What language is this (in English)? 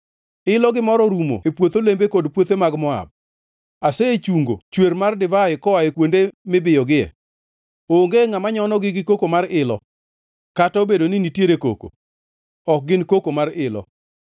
Luo (Kenya and Tanzania)